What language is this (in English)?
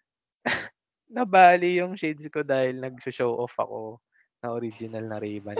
Filipino